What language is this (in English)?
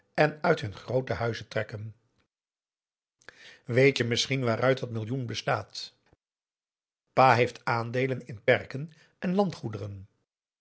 Dutch